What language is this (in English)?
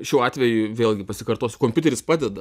Lithuanian